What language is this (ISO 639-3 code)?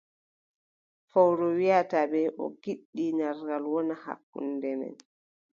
fub